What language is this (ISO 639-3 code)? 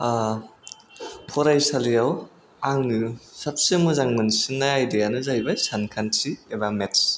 brx